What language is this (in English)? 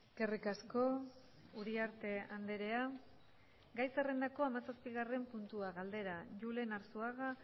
Basque